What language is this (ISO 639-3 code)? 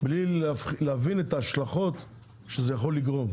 heb